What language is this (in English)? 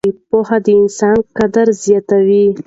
Pashto